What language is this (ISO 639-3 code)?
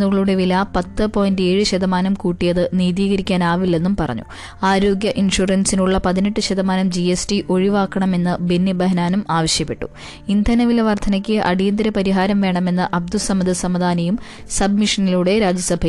mal